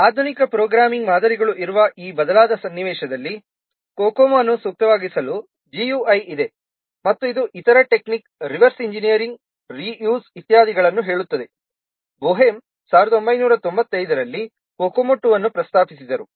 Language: Kannada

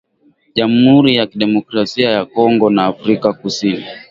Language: Swahili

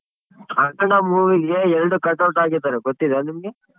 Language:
Kannada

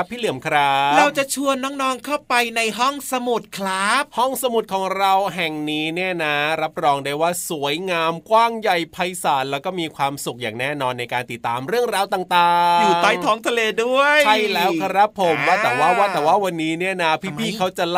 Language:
Thai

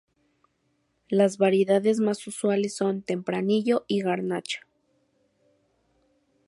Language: Spanish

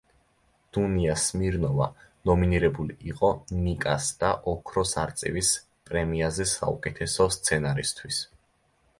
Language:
Georgian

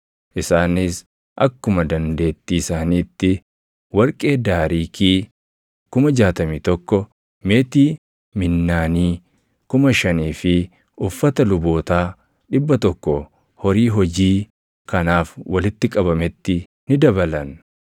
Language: Oromo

